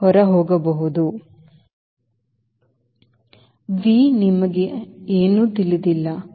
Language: Kannada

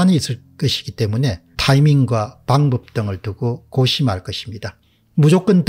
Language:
Korean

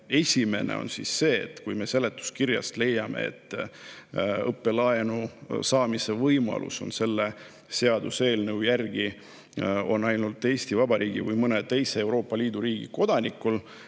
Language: Estonian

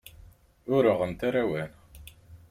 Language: Kabyle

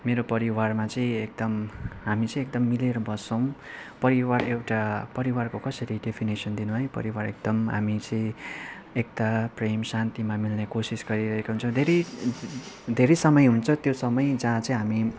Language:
Nepali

